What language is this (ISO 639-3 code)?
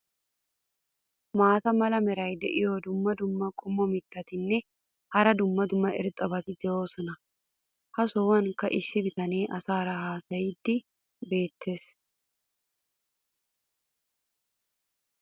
wal